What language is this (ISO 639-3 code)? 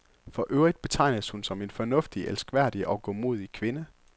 dan